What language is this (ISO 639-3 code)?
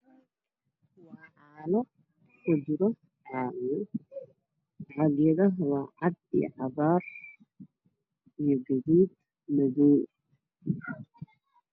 som